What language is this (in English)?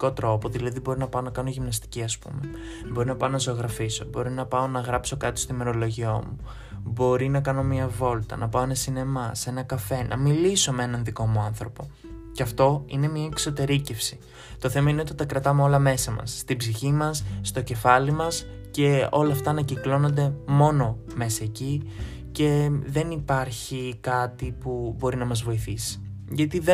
Greek